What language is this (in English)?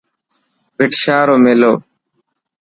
Dhatki